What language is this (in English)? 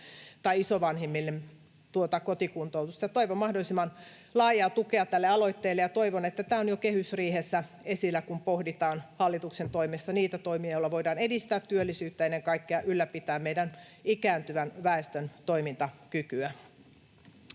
Finnish